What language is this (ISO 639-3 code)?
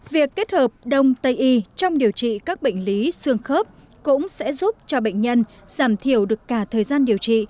vie